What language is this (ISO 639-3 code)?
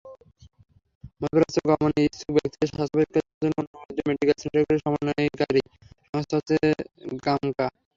ben